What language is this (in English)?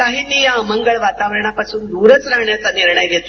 Marathi